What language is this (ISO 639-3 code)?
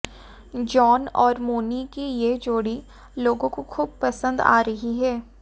hin